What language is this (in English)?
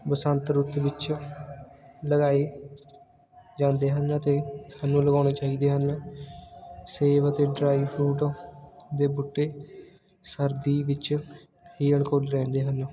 Punjabi